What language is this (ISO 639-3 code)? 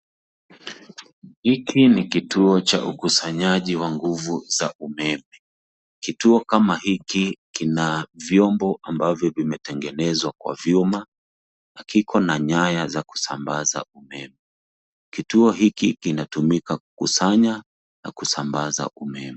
swa